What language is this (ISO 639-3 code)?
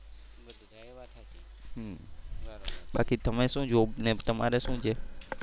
guj